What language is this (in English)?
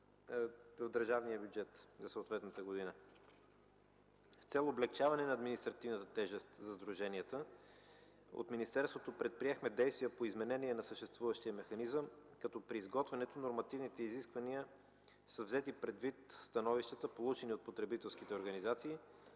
Bulgarian